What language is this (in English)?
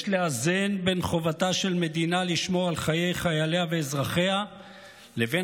Hebrew